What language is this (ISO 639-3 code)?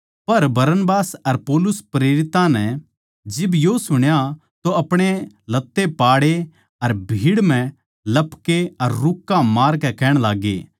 bgc